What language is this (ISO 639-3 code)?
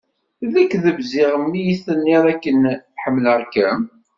kab